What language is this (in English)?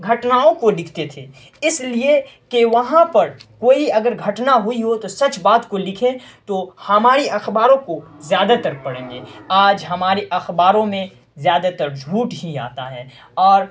Urdu